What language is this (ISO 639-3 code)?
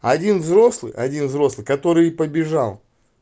rus